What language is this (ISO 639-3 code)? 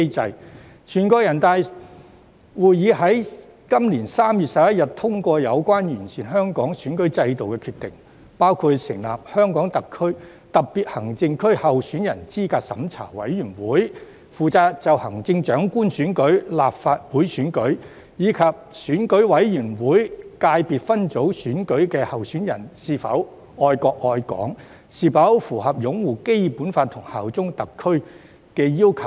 yue